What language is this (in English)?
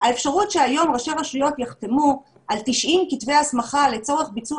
Hebrew